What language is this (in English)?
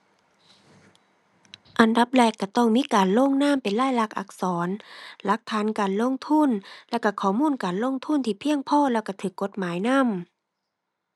Thai